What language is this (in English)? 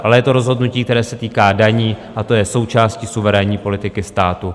Czech